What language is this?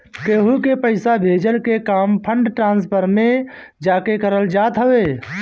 Bhojpuri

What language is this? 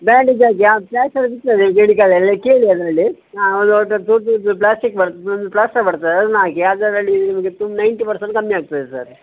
Kannada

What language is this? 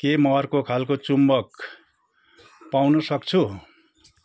Nepali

